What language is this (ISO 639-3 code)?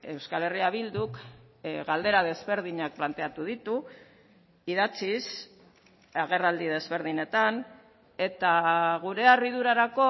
eus